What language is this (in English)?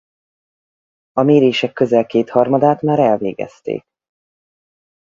Hungarian